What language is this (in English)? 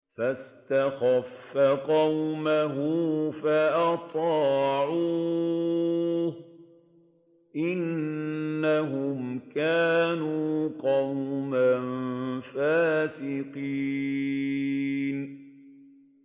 Arabic